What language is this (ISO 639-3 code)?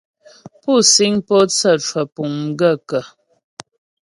bbj